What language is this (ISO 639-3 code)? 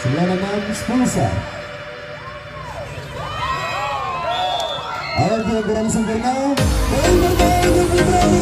ind